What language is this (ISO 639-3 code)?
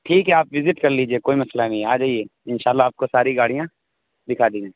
urd